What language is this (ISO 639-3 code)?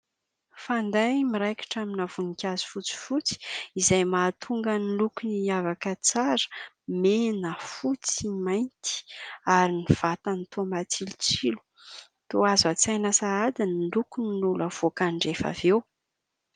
mlg